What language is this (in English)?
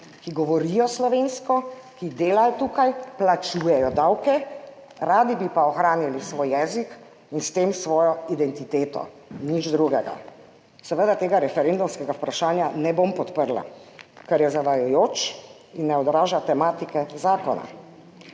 Slovenian